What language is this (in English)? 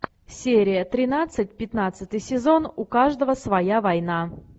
Russian